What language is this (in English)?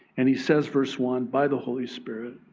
English